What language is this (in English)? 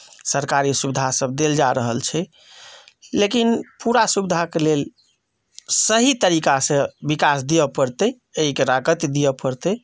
Maithili